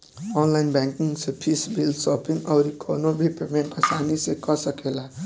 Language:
Bhojpuri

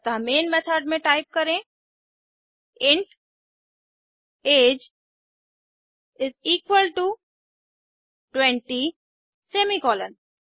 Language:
Hindi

